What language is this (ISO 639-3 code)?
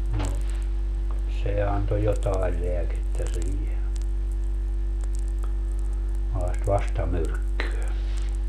fin